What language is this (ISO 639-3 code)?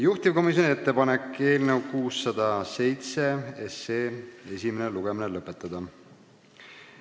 est